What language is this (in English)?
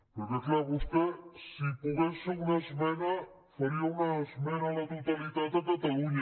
Catalan